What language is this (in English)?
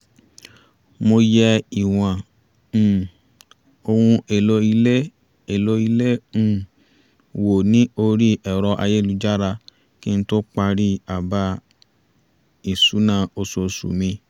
Yoruba